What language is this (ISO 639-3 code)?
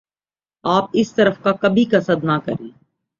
urd